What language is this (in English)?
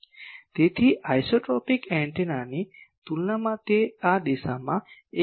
Gujarati